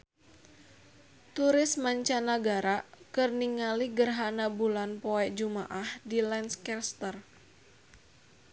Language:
Sundanese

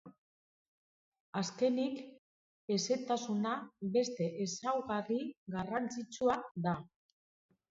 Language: Basque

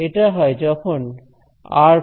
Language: Bangla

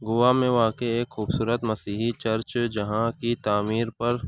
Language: Urdu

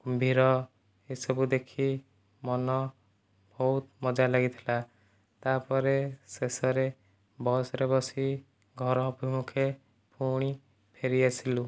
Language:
Odia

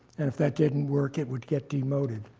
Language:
English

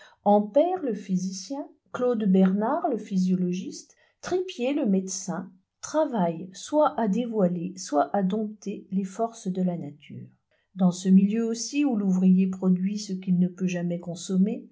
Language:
French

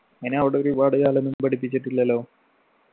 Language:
Malayalam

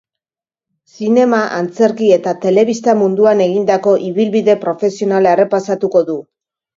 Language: Basque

